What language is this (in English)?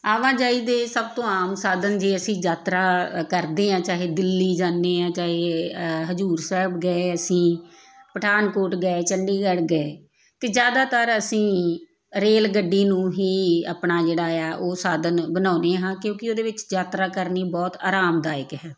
Punjabi